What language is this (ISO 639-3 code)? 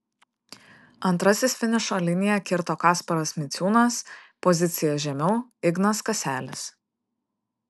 lit